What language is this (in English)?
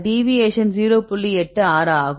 Tamil